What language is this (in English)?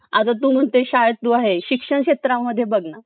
Marathi